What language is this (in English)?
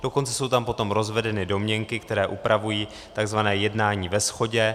Czech